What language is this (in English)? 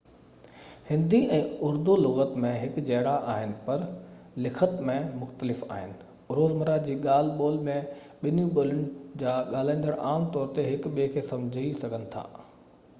Sindhi